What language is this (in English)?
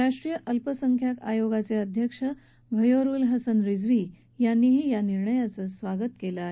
Marathi